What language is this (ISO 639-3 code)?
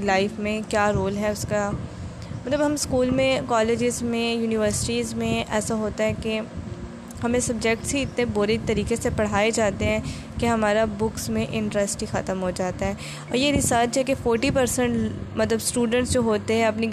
urd